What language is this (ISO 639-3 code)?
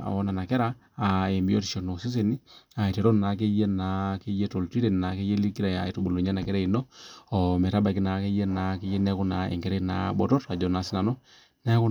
mas